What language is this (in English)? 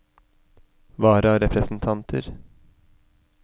Norwegian